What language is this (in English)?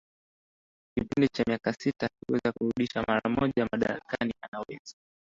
Swahili